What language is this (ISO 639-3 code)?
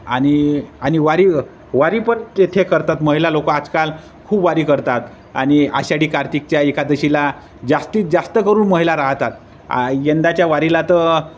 mar